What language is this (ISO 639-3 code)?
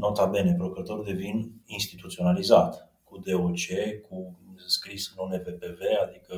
ron